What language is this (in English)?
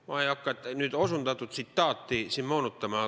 Estonian